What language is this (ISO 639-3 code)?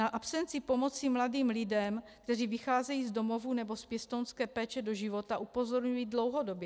ces